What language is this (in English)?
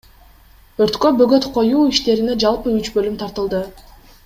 Kyrgyz